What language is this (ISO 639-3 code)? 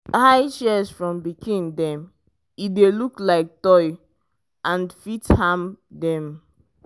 pcm